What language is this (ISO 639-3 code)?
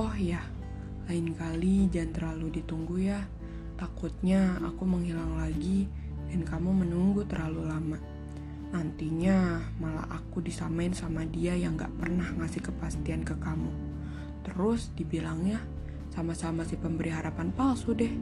ind